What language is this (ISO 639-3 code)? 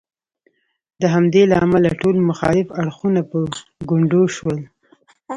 pus